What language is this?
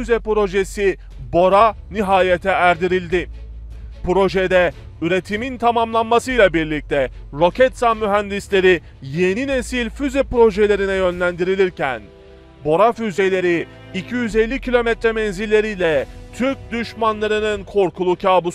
Turkish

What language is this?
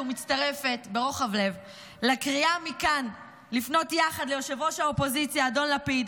Hebrew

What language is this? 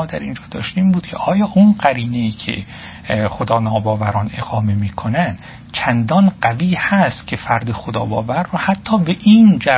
Persian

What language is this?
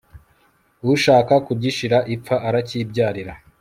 Kinyarwanda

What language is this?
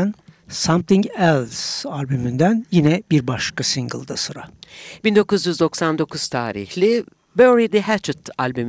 Turkish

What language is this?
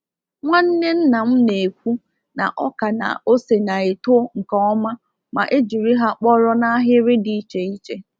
Igbo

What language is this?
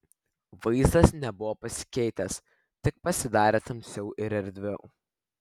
Lithuanian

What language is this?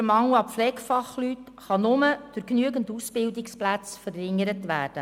Swiss German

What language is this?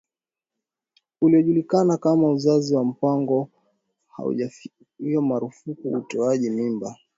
Swahili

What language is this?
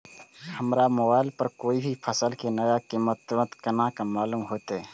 Maithili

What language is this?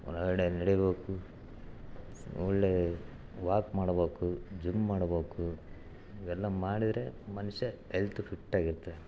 Kannada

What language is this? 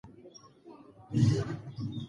Pashto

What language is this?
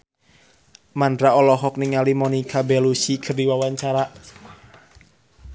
Sundanese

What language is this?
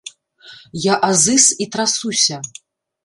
Belarusian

